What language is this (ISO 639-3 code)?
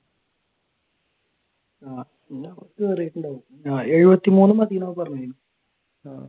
mal